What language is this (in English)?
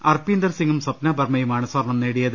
Malayalam